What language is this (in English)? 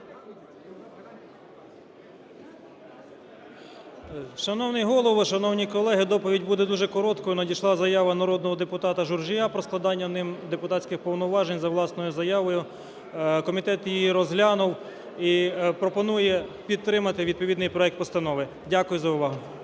Ukrainian